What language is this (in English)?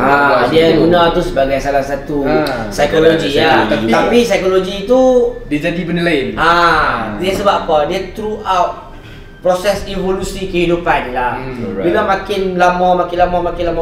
Malay